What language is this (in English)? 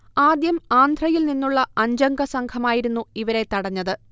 Malayalam